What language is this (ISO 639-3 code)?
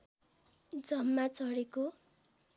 nep